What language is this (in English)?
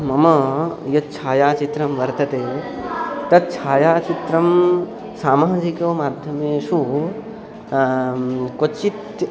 Sanskrit